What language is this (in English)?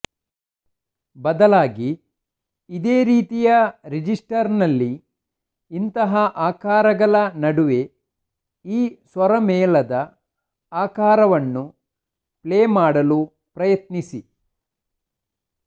Kannada